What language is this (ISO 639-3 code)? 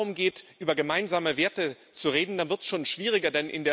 deu